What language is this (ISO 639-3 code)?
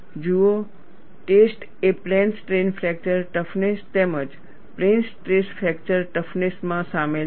guj